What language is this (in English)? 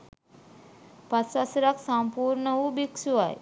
Sinhala